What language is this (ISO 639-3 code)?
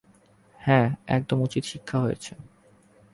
ben